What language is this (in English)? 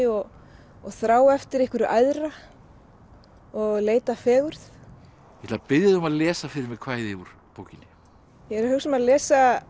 Icelandic